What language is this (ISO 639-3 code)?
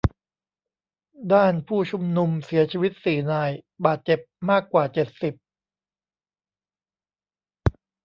tha